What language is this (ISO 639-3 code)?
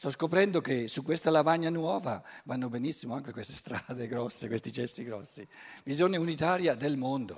ita